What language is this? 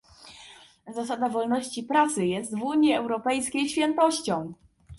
Polish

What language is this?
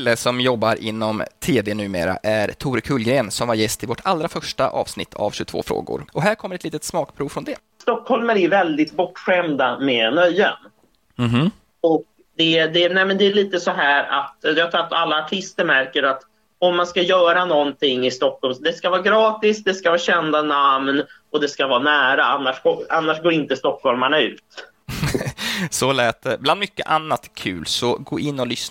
Swedish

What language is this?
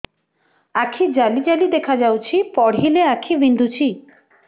Odia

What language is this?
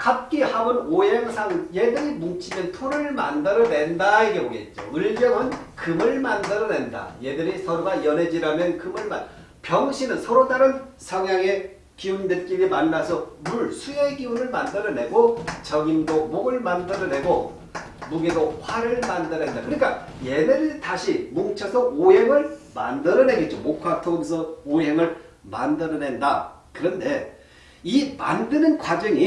Korean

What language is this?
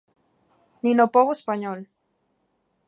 Galician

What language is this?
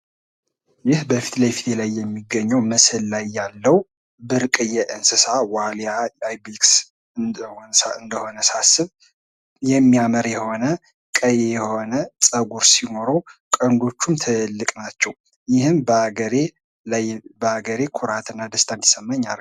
Amharic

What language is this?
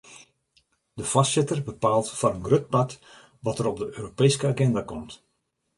Western Frisian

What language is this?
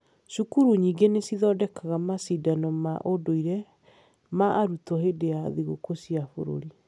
Kikuyu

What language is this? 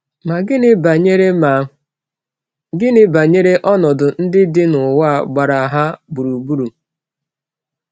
Igbo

